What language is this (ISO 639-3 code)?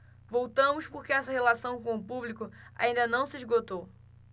por